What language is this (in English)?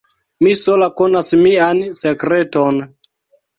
Esperanto